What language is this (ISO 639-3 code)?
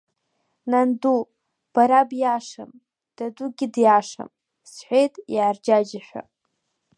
abk